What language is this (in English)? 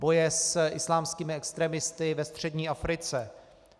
Czech